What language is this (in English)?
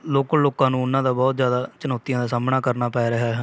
Punjabi